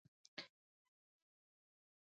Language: Pashto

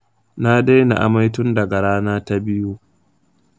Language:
Hausa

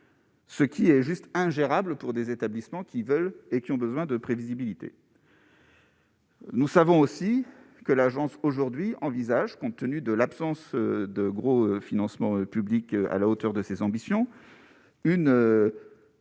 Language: French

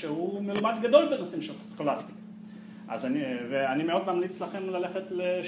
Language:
Hebrew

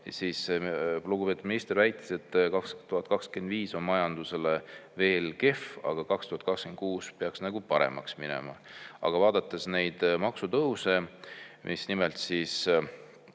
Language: Estonian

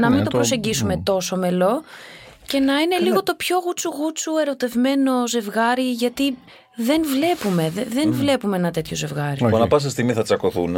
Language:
Greek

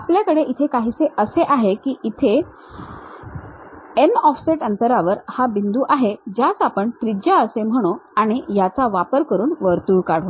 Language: Marathi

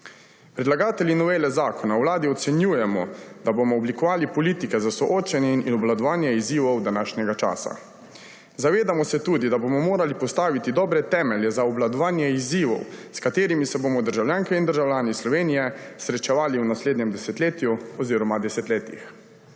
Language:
Slovenian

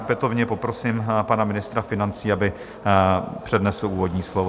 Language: Czech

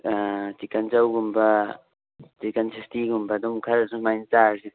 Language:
Manipuri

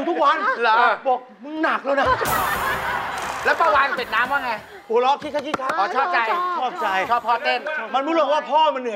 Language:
Thai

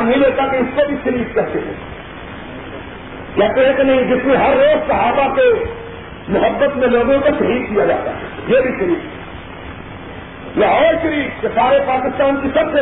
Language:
Urdu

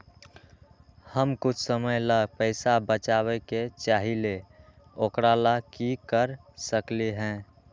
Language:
Magahi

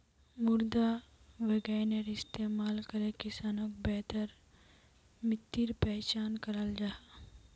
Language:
Magahi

